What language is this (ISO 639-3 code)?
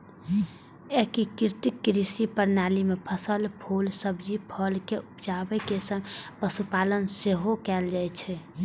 mai